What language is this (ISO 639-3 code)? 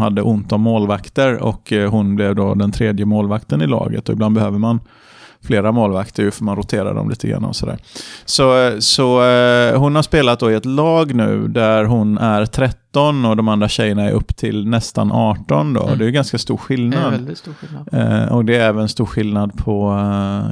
swe